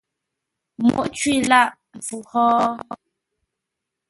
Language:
Ngombale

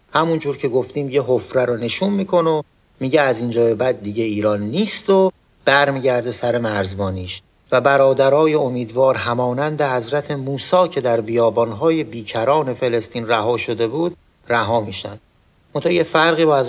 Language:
Persian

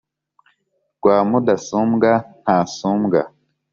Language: Kinyarwanda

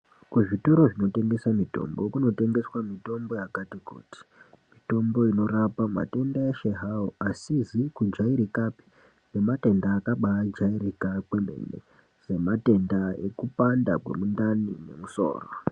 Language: Ndau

